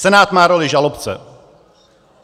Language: Czech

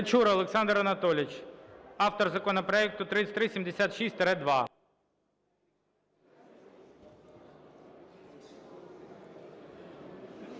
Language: Ukrainian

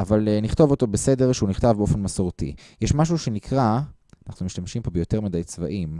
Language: Hebrew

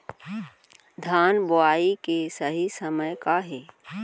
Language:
Chhattisgarhi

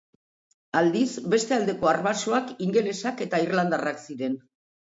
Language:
Basque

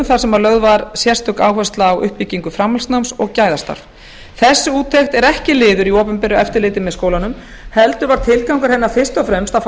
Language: Icelandic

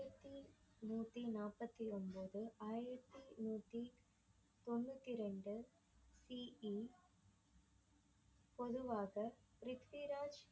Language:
Tamil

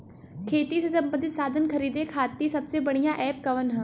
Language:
Bhojpuri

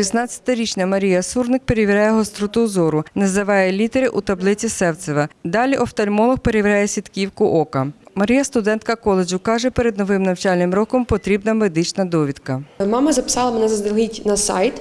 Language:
Ukrainian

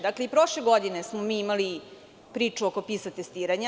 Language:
Serbian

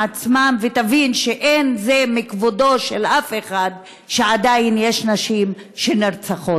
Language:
Hebrew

